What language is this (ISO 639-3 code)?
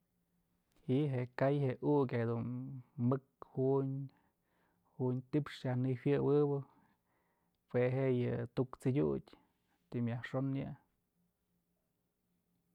mzl